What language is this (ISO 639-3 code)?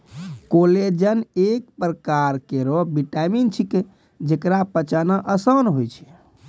mai